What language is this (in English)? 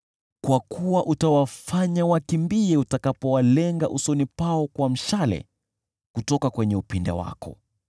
Swahili